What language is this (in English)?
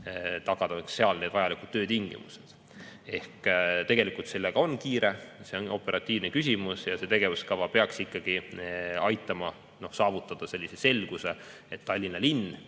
Estonian